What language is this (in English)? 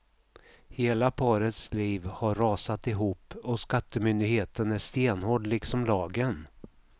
Swedish